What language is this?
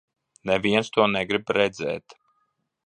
Latvian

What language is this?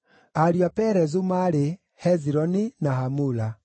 Kikuyu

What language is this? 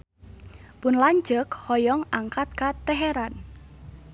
Sundanese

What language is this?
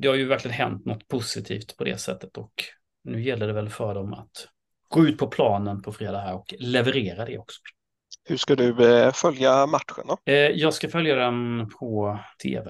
Swedish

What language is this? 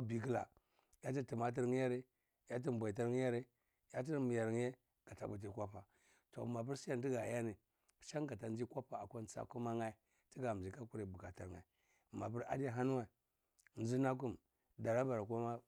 Cibak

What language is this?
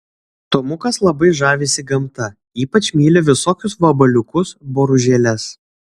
Lithuanian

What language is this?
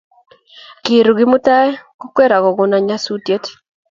Kalenjin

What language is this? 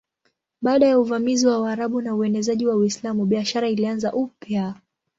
Swahili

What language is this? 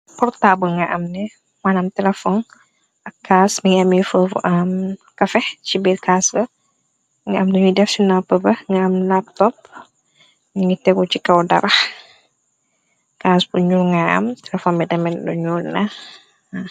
Wolof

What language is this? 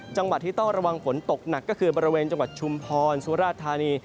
Thai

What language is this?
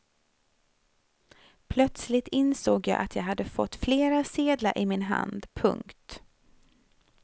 Swedish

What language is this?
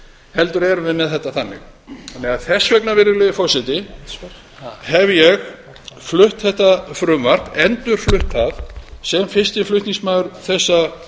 Icelandic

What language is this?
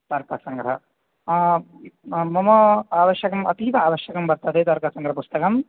Sanskrit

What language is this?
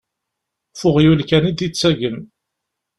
Kabyle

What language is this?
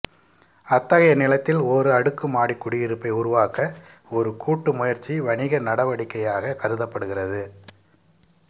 Tamil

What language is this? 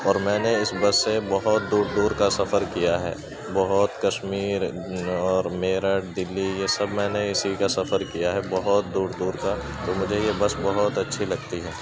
Urdu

